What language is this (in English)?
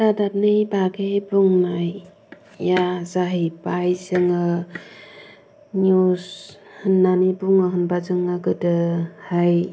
Bodo